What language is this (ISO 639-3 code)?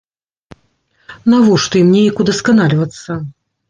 bel